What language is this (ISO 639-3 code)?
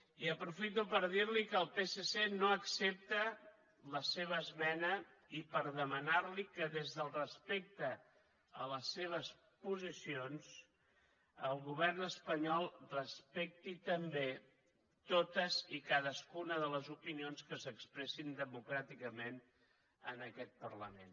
cat